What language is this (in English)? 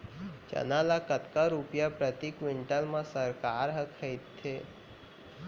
Chhattisgarhi